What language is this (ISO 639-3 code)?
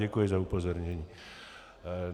ces